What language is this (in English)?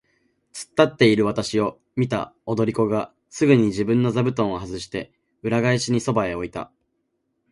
Japanese